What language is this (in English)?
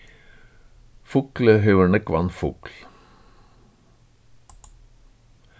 Faroese